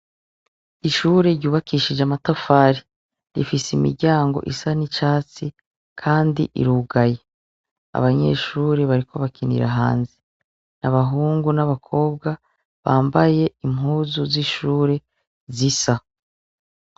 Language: Rundi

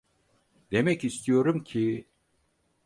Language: Turkish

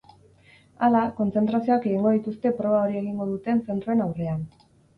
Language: Basque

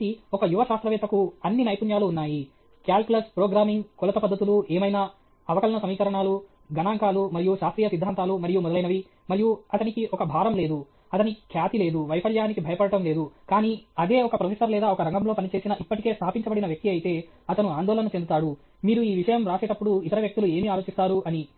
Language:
Telugu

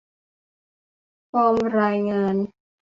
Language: Thai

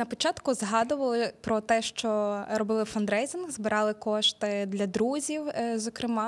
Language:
Ukrainian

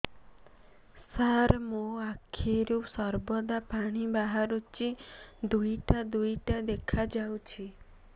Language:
Odia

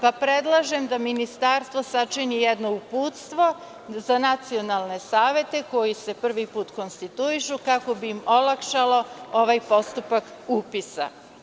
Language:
Serbian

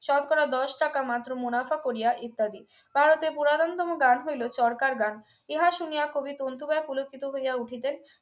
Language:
Bangla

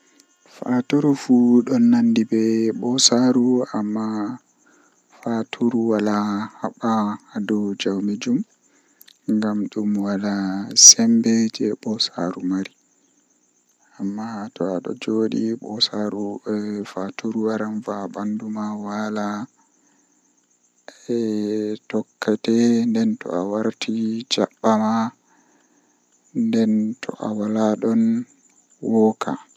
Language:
Western Niger Fulfulde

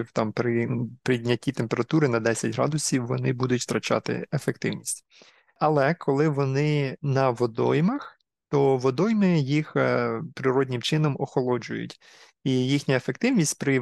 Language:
Ukrainian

